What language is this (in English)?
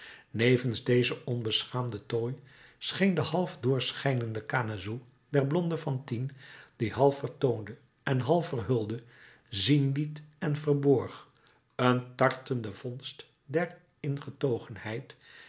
Dutch